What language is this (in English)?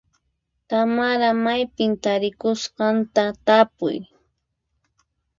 Puno Quechua